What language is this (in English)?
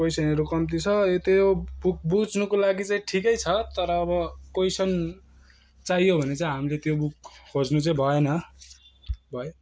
Nepali